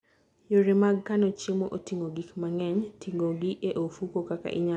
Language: Luo (Kenya and Tanzania)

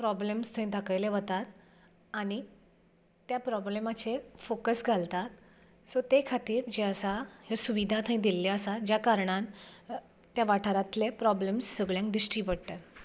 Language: Konkani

